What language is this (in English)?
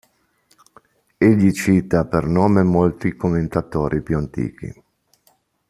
Italian